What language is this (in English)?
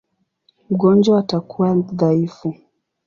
Swahili